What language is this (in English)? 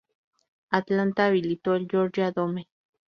Spanish